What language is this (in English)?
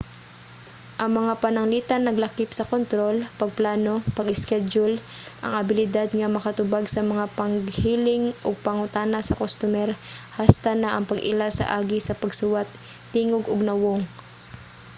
Cebuano